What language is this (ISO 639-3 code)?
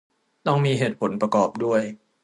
tha